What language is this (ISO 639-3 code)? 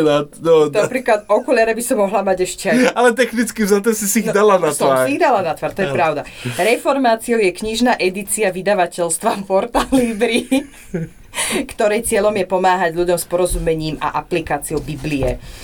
slk